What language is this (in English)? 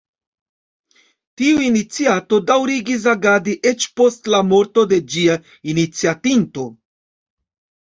Esperanto